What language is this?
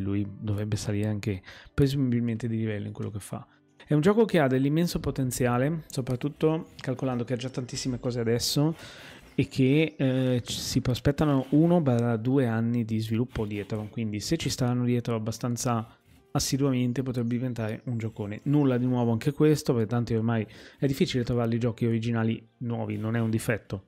Italian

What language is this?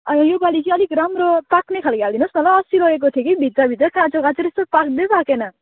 Nepali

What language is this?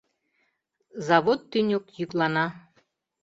Mari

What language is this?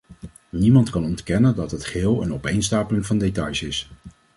Dutch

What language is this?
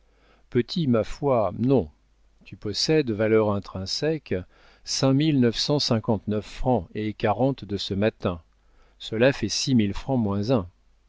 French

